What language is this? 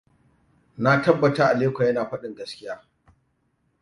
Hausa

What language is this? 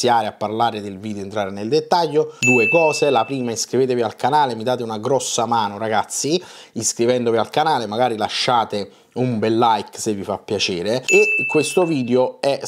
Italian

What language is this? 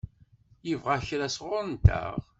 Kabyle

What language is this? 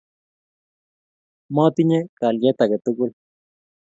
Kalenjin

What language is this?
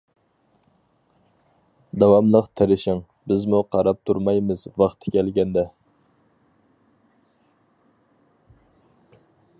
Uyghur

